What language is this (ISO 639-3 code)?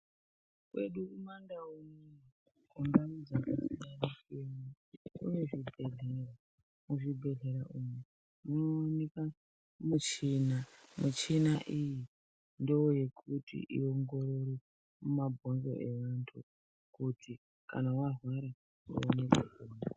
ndc